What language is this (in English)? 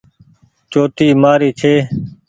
Goaria